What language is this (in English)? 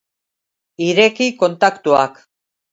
Basque